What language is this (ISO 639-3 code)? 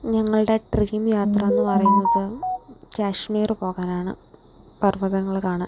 mal